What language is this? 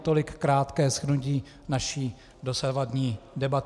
Czech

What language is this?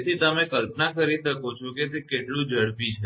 Gujarati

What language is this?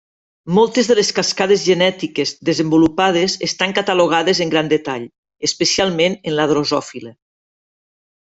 Catalan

